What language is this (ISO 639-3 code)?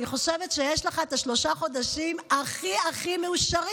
heb